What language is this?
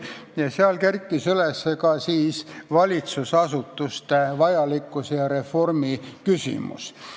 Estonian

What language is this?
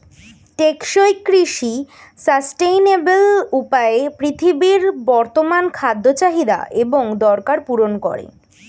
Bangla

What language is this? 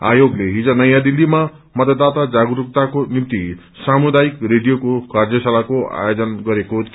Nepali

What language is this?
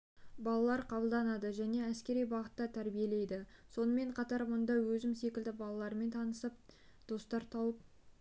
Kazakh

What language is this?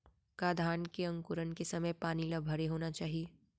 Chhattisgarhi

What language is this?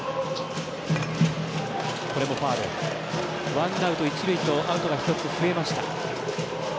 Japanese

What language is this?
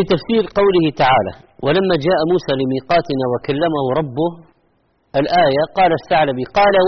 Arabic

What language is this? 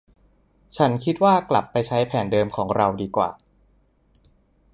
Thai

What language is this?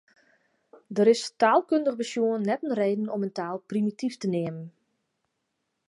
Western Frisian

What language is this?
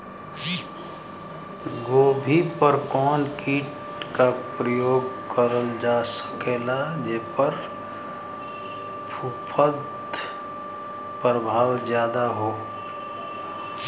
Bhojpuri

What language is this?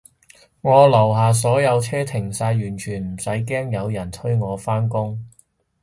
Cantonese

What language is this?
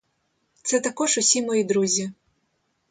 Ukrainian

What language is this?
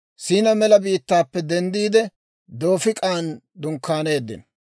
Dawro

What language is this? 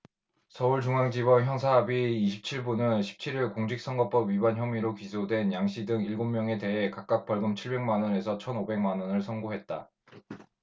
Korean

